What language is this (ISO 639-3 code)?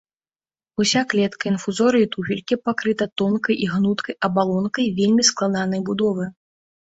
bel